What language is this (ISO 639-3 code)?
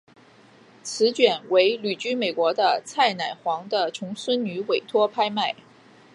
zho